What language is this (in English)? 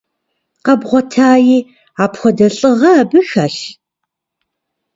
Kabardian